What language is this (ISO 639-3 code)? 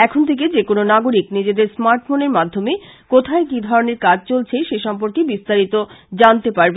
ben